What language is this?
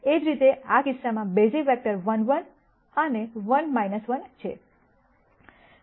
Gujarati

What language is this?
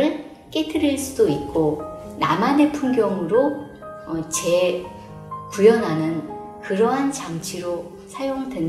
Korean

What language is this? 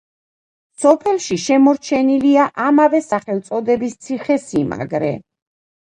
Georgian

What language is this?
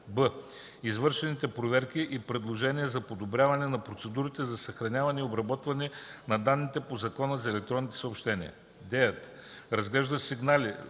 Bulgarian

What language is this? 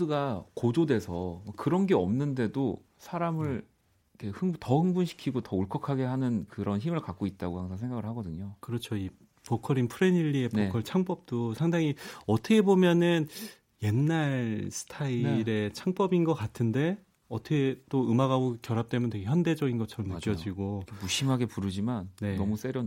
Korean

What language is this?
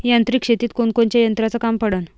Marathi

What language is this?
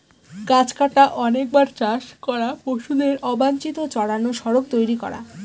Bangla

